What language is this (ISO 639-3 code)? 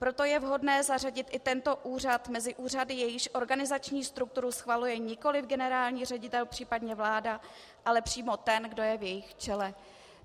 ces